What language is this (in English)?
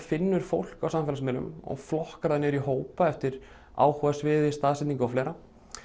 Icelandic